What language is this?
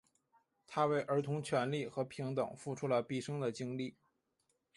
Chinese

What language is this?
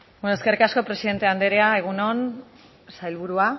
Basque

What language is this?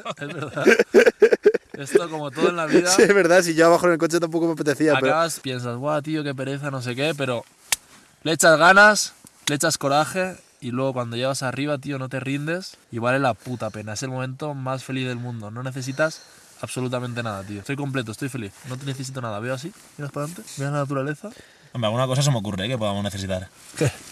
Spanish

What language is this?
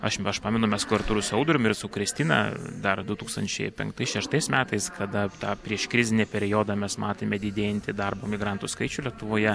Lithuanian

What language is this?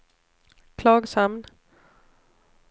Swedish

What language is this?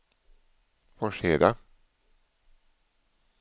Swedish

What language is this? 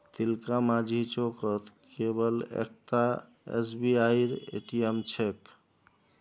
Magahi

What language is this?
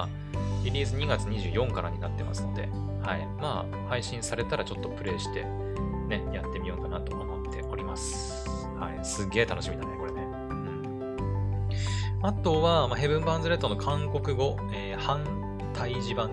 Japanese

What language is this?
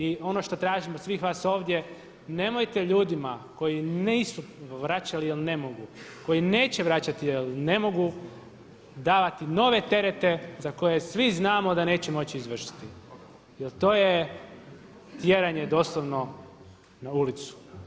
Croatian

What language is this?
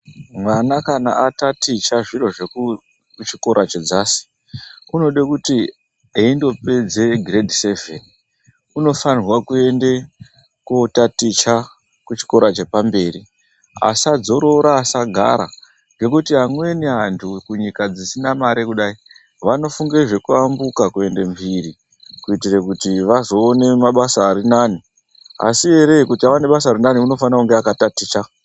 Ndau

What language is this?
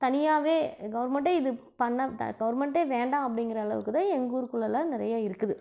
Tamil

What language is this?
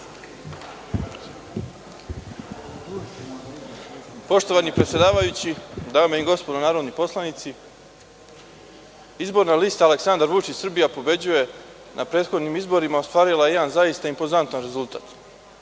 Serbian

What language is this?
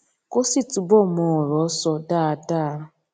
Yoruba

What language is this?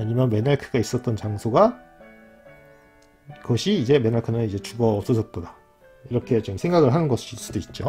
Korean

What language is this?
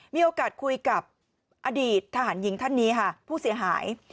Thai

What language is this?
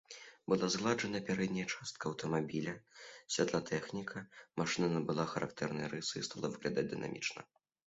Belarusian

